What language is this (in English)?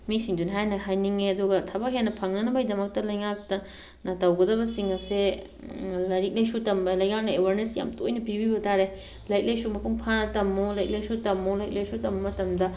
Manipuri